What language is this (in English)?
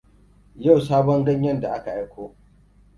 Hausa